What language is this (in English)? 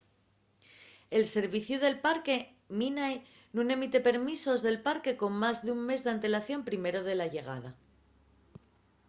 Asturian